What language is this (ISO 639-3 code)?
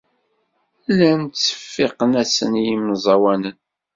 kab